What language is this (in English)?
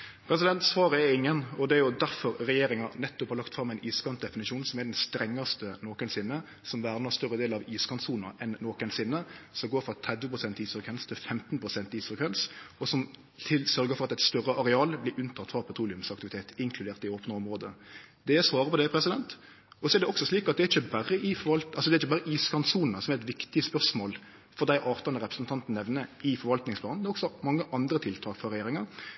Norwegian Nynorsk